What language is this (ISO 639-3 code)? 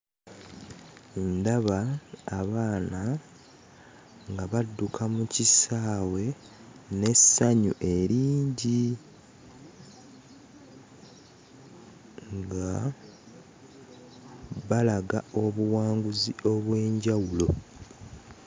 lug